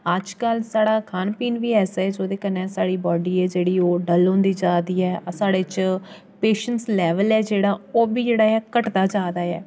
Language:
Dogri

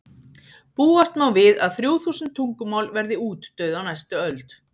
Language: Icelandic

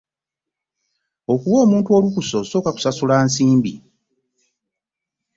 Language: Ganda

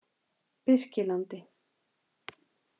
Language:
Icelandic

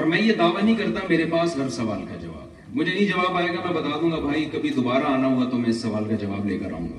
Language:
Urdu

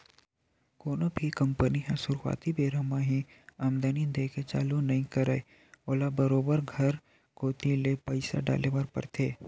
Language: Chhattisgarhi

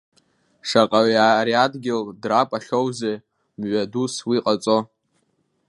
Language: Abkhazian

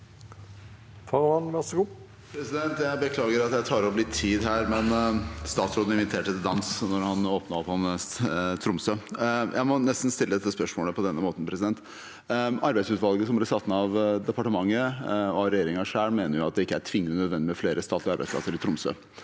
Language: Norwegian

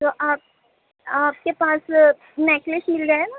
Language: Urdu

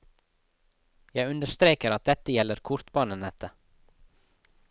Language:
Norwegian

